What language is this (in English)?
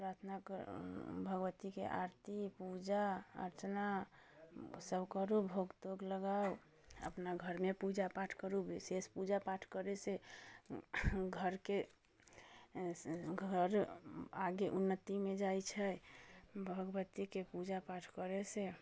Maithili